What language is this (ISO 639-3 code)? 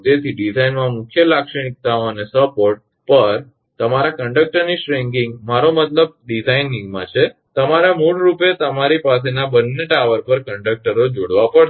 guj